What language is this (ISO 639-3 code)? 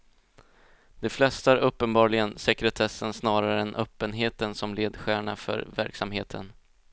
swe